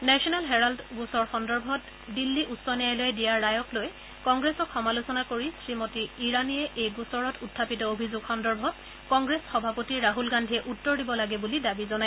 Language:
Assamese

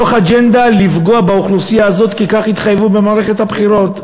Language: Hebrew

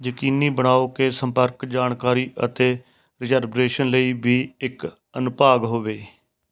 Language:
Punjabi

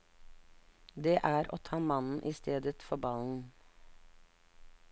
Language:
Norwegian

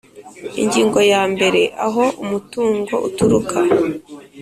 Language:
Kinyarwanda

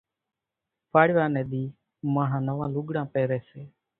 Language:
Kachi Koli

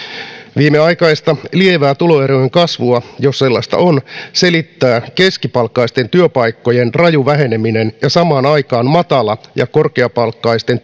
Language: Finnish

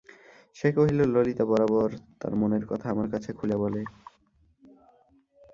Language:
Bangla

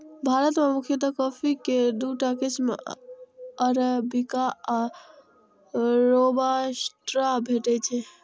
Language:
Maithili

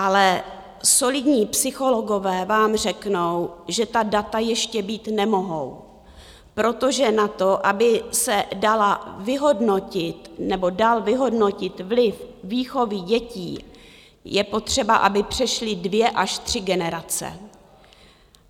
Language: Czech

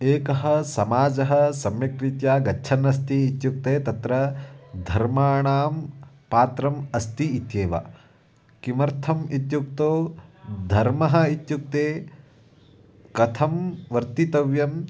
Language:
Sanskrit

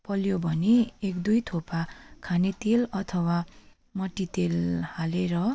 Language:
Nepali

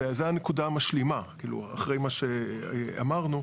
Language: Hebrew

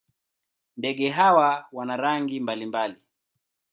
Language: Swahili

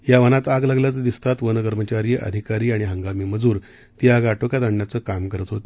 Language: Marathi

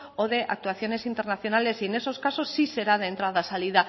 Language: Spanish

